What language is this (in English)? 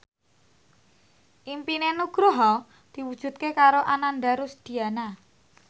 Javanese